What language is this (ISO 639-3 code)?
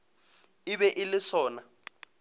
nso